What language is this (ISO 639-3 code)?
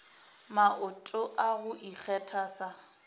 nso